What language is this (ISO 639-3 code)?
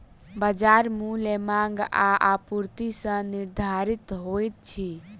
mai